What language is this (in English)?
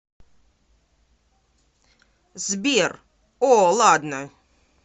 Russian